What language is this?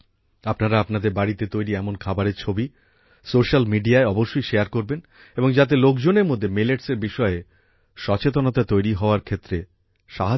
Bangla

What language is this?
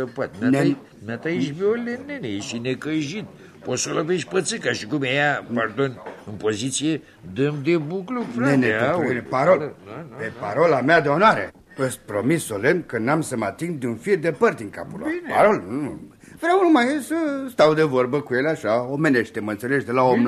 Romanian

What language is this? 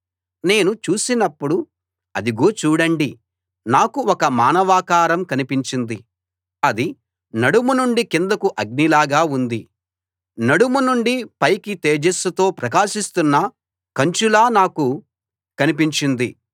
Telugu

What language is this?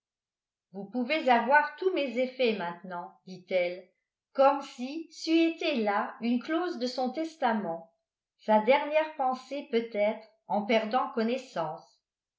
French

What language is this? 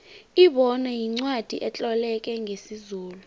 South Ndebele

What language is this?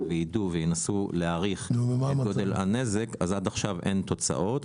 Hebrew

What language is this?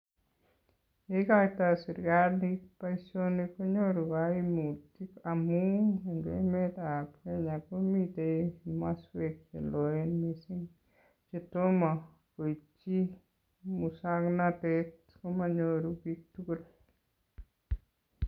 Kalenjin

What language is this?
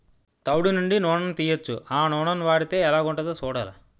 Telugu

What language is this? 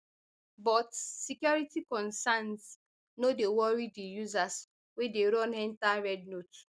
Nigerian Pidgin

